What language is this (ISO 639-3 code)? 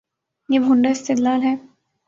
urd